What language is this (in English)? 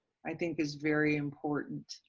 English